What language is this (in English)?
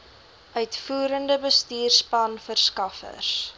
Afrikaans